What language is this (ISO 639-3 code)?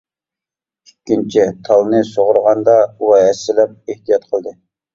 uig